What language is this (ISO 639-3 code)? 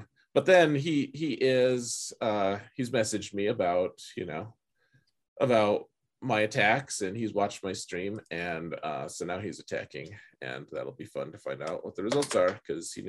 eng